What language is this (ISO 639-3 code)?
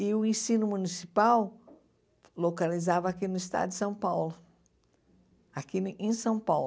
por